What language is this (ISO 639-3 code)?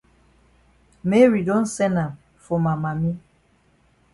wes